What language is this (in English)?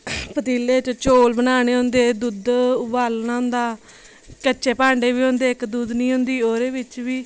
Dogri